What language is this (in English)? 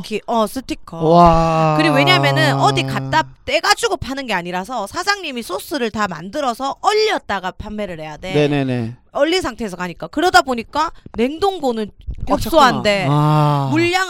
Korean